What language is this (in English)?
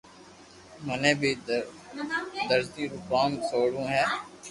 Loarki